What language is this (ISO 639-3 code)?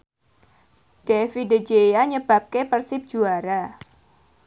jav